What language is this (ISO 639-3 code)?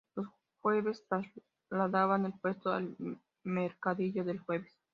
spa